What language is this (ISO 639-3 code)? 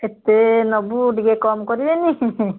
ori